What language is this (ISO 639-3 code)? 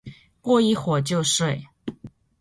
zho